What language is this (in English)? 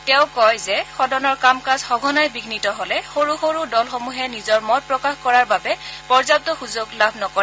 Assamese